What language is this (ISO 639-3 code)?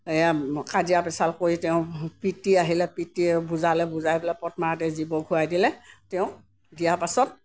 asm